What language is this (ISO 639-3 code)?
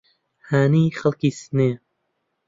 ckb